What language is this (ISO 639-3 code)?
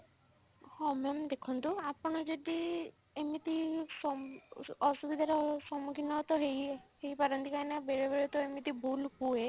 ori